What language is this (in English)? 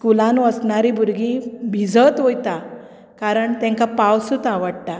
Konkani